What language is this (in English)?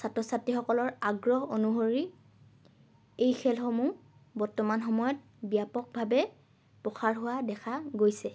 Assamese